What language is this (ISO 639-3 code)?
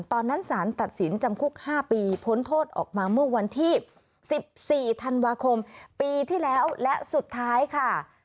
tha